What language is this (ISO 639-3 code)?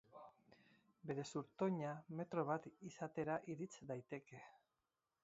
eus